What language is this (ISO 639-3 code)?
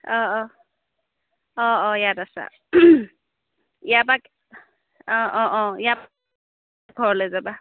asm